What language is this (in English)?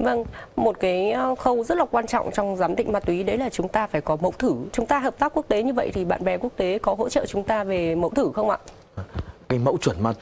Vietnamese